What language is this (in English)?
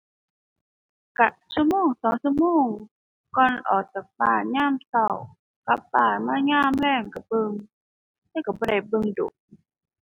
Thai